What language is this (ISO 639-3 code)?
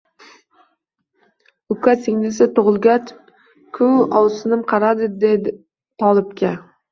uzb